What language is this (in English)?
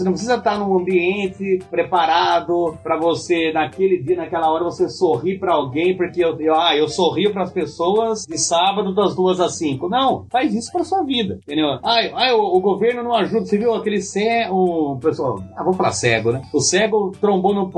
Portuguese